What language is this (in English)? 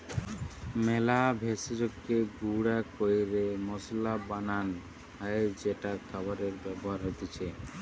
Bangla